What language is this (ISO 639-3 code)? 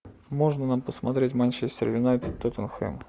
rus